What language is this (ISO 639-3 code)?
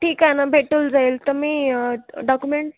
mar